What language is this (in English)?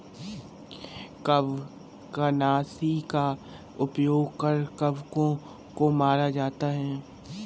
Hindi